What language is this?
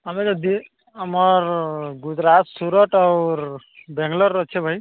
Odia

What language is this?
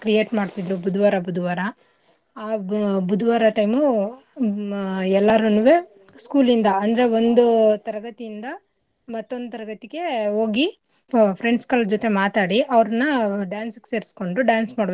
Kannada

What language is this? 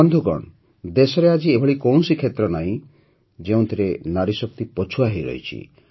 Odia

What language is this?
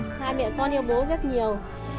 Vietnamese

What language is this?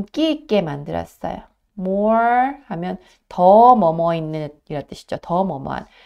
Korean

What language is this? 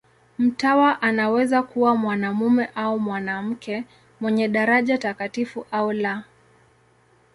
Swahili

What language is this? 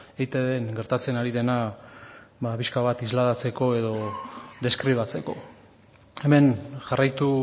Basque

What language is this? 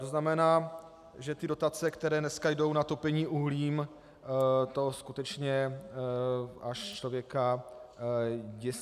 Czech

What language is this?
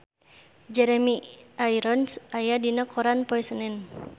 Sundanese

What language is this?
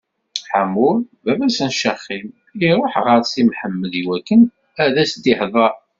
Kabyle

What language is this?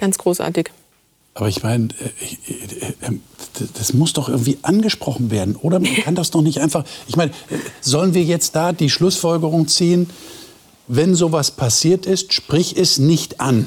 German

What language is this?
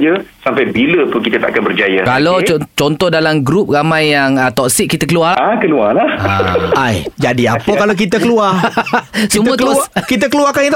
Malay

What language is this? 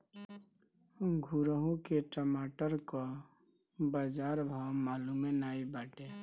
Bhojpuri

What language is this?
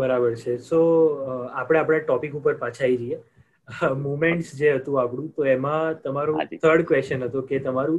Gujarati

